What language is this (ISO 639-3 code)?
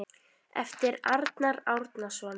isl